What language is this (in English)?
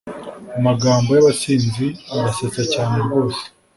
Kinyarwanda